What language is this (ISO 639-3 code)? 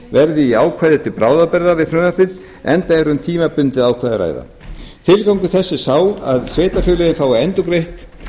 isl